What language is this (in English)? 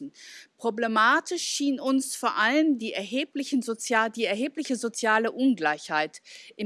German